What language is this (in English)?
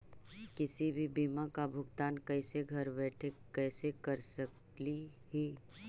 Magahi